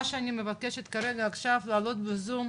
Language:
Hebrew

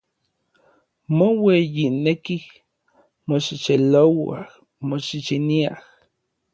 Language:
Orizaba Nahuatl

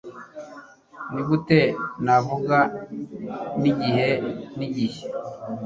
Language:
Kinyarwanda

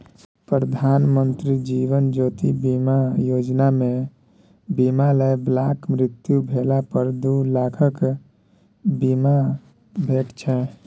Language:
Maithili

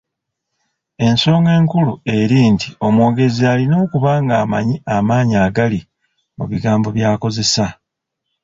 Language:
Ganda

